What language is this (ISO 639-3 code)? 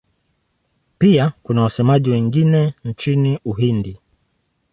swa